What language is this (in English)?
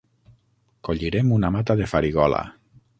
Catalan